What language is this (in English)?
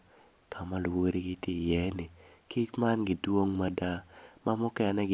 Acoli